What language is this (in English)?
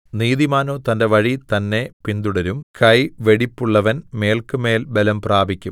Malayalam